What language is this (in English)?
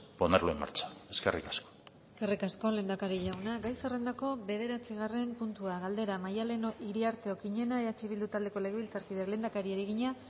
Basque